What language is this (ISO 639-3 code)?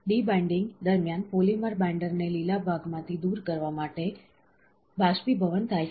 guj